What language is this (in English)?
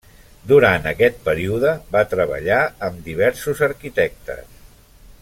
Catalan